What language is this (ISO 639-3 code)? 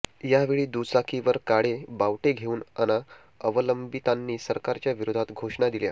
mar